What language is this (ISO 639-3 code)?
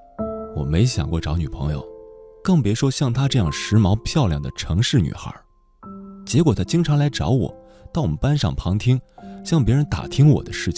zho